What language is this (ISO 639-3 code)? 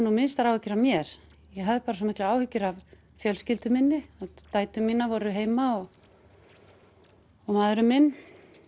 isl